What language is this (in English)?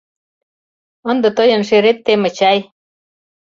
Mari